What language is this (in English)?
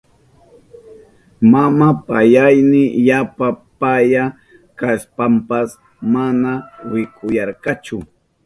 Southern Pastaza Quechua